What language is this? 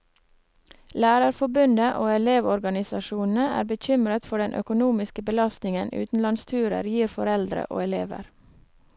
Norwegian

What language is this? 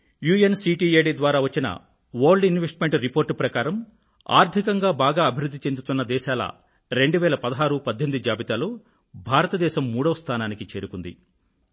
Telugu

